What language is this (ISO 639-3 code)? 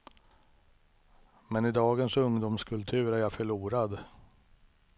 swe